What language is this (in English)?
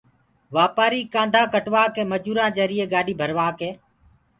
Gurgula